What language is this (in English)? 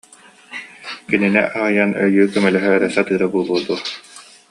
Yakut